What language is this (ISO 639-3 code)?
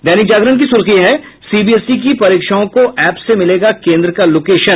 hin